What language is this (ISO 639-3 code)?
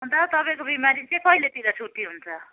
nep